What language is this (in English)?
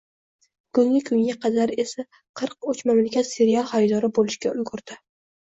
Uzbek